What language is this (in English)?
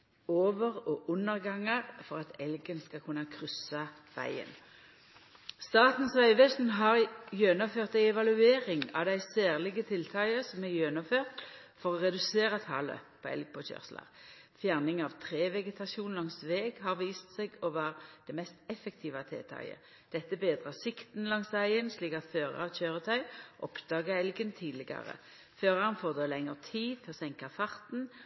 Norwegian Nynorsk